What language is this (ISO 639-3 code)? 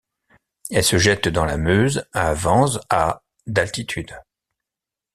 fra